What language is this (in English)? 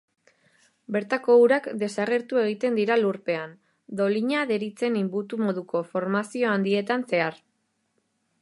Basque